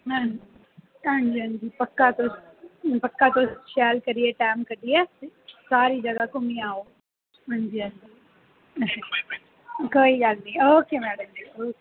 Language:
Dogri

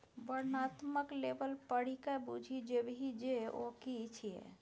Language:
Maithili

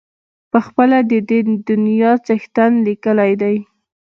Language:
Pashto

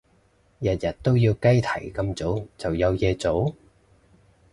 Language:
Cantonese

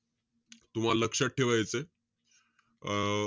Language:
Marathi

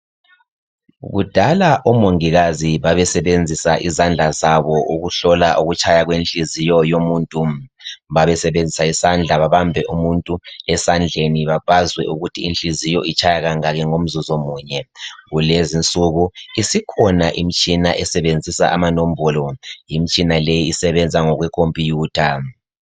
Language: North Ndebele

